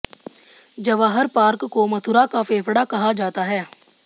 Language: Hindi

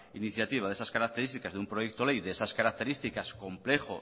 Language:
Spanish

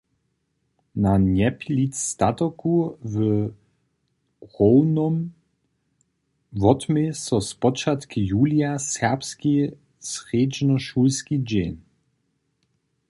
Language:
Upper Sorbian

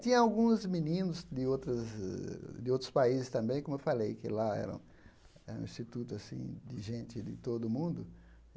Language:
Portuguese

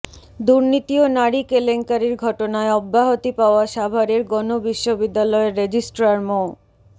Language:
Bangla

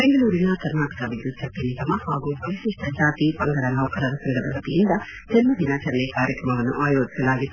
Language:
Kannada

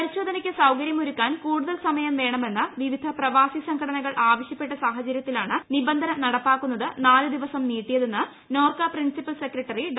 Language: Malayalam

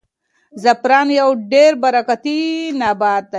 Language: Pashto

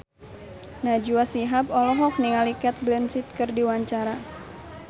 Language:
Sundanese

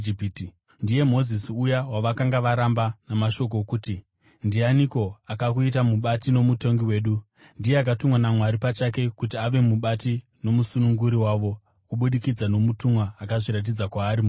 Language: Shona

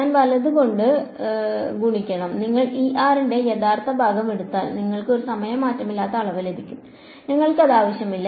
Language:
Malayalam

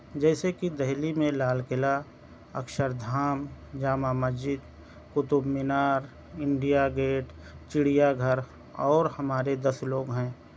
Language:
Urdu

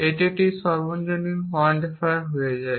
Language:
Bangla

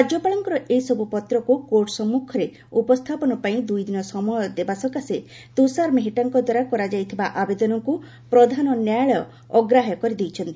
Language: Odia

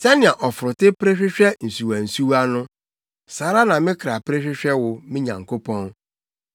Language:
Akan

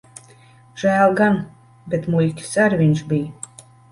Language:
Latvian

